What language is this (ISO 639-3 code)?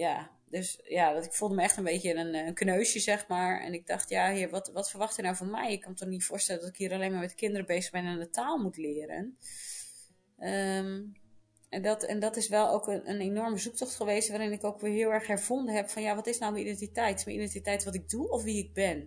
nld